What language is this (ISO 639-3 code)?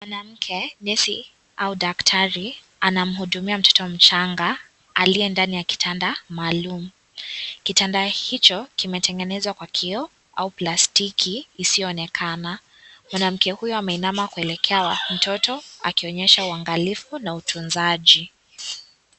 swa